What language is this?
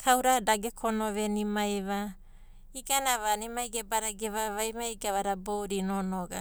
Abadi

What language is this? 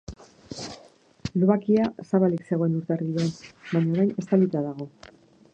Basque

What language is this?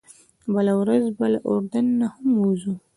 Pashto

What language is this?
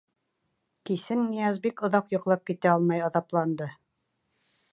Bashkir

